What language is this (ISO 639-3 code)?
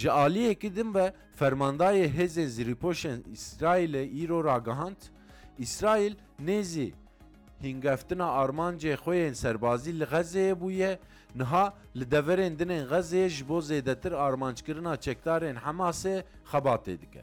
tur